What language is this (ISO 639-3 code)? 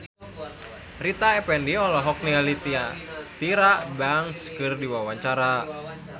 sun